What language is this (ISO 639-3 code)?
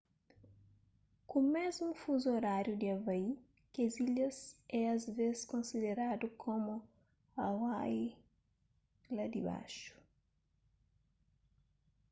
kea